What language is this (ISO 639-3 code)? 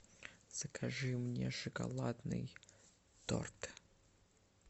rus